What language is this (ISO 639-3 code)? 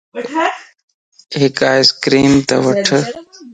lss